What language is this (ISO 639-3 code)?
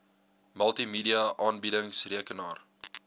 afr